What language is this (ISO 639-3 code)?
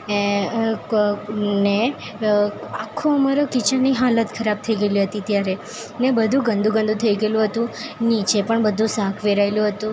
guj